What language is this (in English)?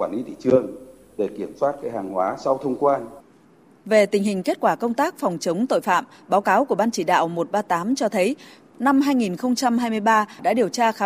Vietnamese